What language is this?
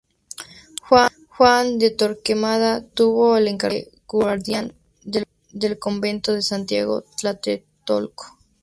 Spanish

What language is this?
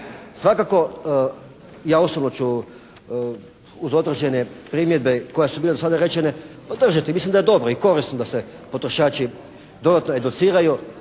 Croatian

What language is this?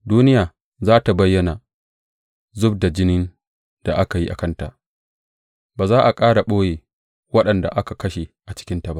Hausa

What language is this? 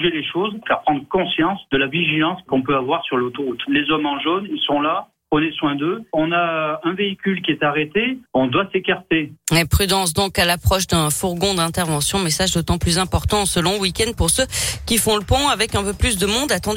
French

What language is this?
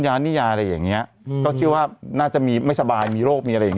Thai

